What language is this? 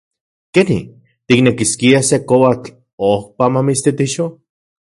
Central Puebla Nahuatl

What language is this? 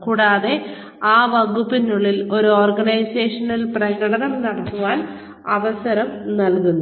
Malayalam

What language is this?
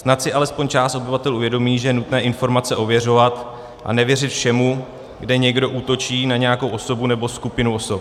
Czech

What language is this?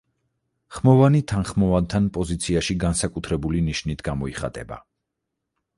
Georgian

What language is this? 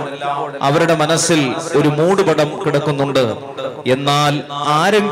Malayalam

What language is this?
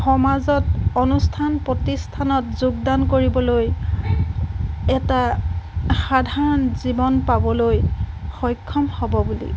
Assamese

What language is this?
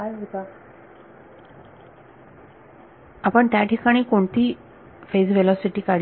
Marathi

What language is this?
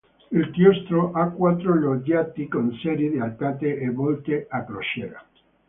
Italian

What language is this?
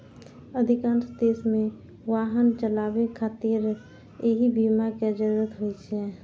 Maithili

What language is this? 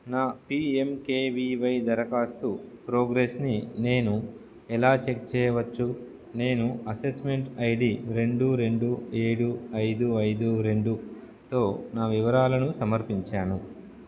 Telugu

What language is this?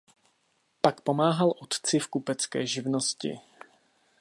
Czech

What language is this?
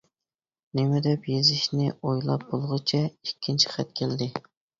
Uyghur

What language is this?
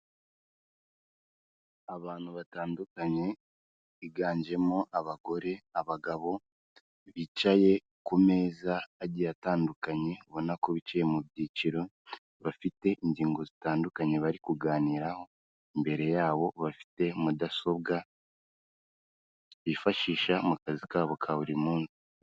Kinyarwanda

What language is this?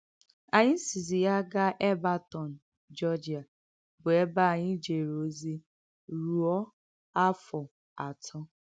Igbo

